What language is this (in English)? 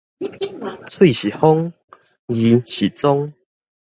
Min Nan Chinese